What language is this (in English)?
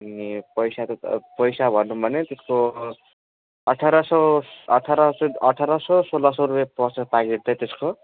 Nepali